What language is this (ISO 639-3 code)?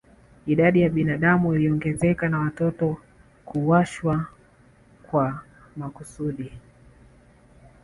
swa